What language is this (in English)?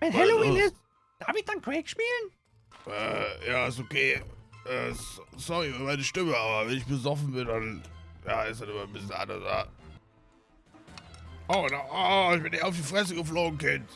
German